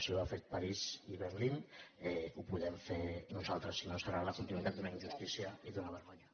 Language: Catalan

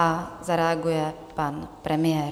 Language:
Czech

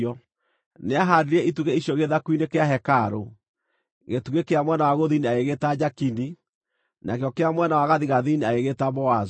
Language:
Kikuyu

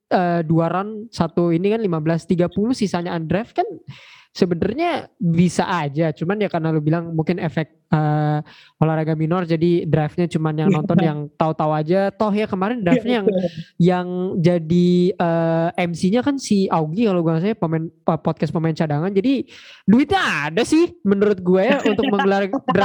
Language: Indonesian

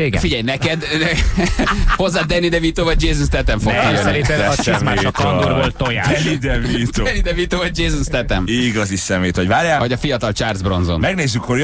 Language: Hungarian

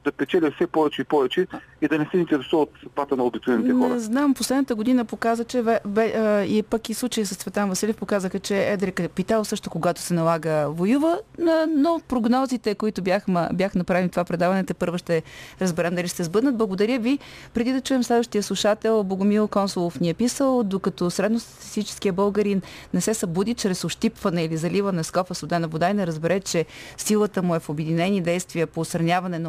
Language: Bulgarian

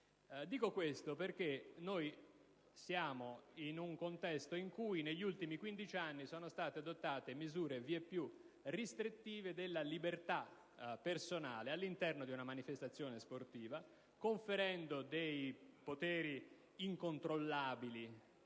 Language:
Italian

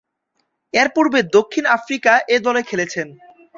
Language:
Bangla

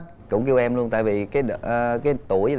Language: Vietnamese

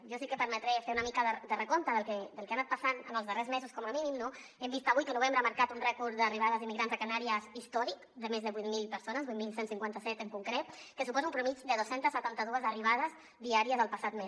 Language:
Catalan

